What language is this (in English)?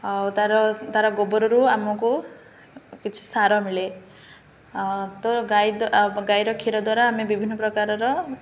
Odia